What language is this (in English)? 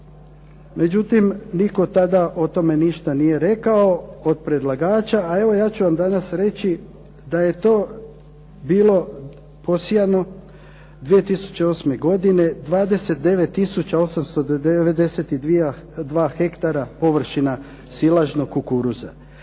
Croatian